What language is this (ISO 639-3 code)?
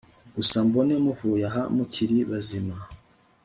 kin